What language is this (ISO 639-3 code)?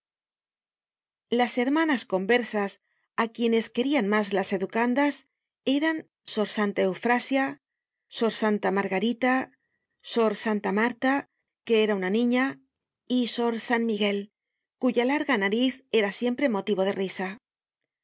spa